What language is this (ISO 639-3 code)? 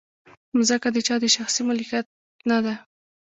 pus